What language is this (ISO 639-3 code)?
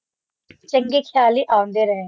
pan